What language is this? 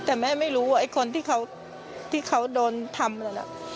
Thai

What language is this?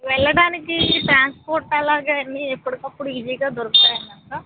Telugu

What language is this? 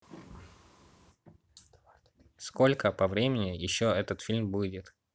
Russian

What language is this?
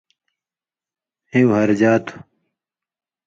Indus Kohistani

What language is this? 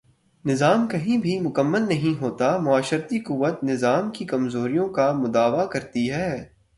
Urdu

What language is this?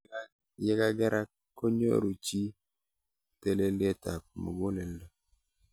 Kalenjin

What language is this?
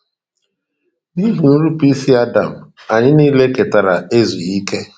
Igbo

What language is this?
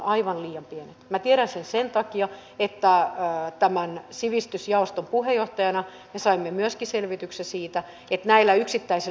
Finnish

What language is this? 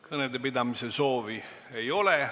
Estonian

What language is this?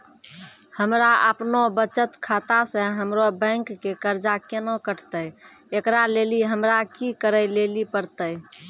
Maithili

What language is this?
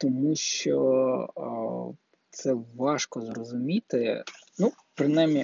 Ukrainian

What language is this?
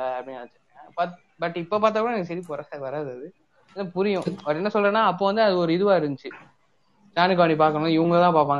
Tamil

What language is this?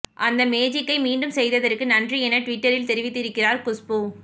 Tamil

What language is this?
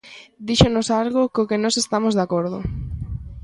Galician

